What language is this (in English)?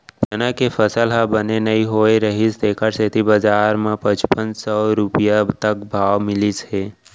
Chhattisgarhi